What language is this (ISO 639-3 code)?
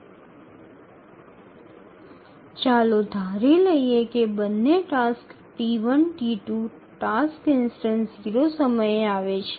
ben